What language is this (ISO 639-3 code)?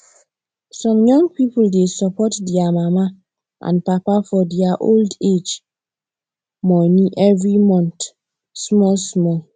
pcm